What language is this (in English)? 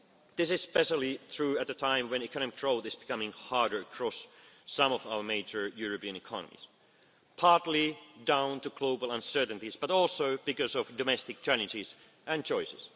English